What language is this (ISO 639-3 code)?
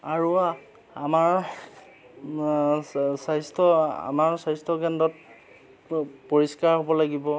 asm